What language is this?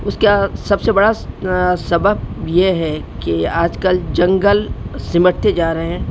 Urdu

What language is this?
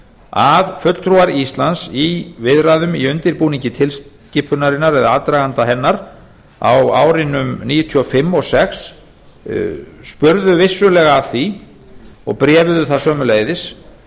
Icelandic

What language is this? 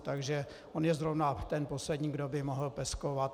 Czech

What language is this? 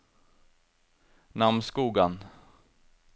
Norwegian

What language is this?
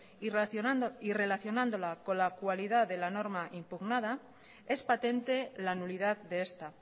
Spanish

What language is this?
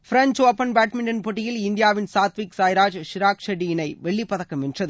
Tamil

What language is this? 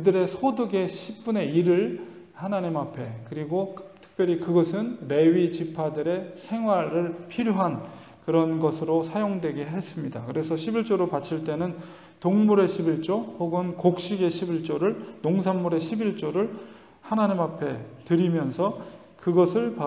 Korean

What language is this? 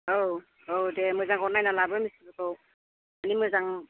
Bodo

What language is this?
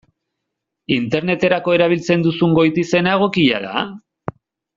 Basque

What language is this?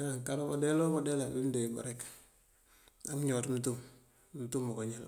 Mandjak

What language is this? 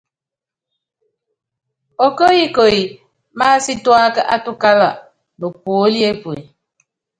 Yangben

